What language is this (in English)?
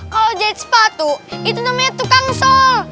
Indonesian